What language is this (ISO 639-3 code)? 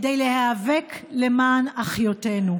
heb